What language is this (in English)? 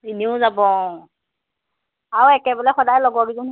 Assamese